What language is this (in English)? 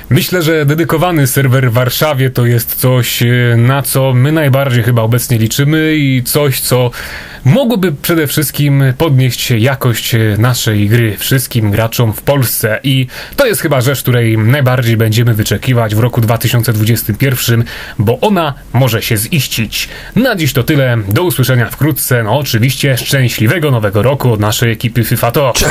Polish